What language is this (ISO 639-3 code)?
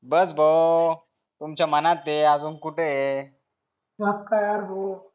mar